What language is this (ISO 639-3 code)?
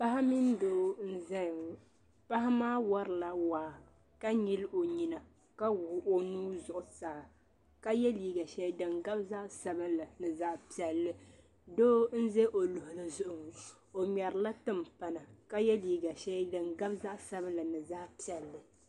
dag